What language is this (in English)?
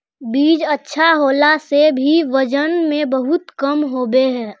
Magahi